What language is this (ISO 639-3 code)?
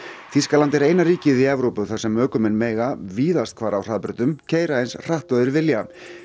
isl